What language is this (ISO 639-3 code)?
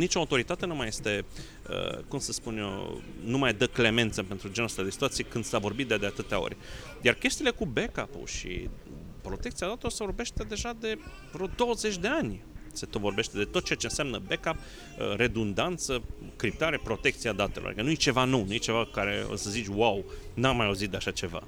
ron